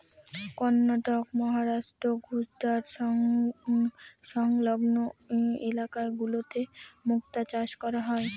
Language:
Bangla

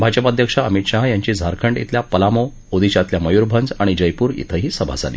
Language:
Marathi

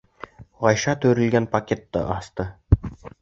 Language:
Bashkir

